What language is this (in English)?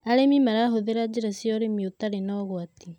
Kikuyu